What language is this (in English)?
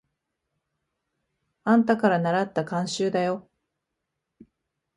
Japanese